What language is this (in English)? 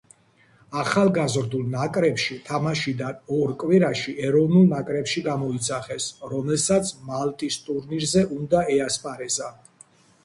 Georgian